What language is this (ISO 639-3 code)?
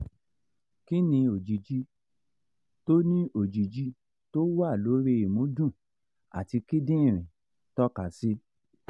yor